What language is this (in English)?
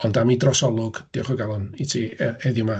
Welsh